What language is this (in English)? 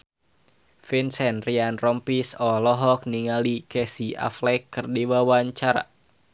Sundanese